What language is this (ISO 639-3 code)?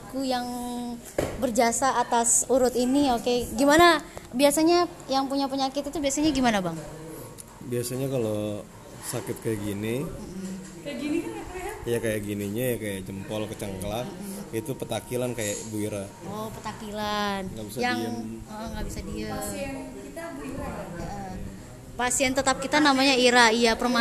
ind